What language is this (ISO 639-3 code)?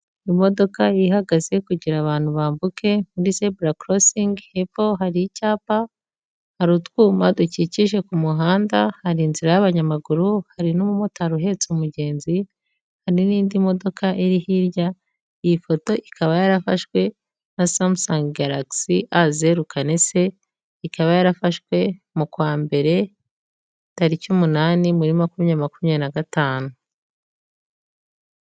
kin